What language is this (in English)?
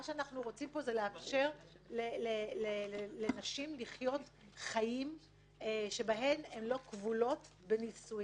Hebrew